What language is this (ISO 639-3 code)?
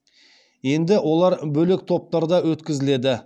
kaz